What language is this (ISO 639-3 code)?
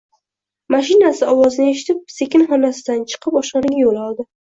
uzb